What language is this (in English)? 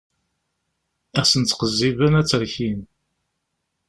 Kabyle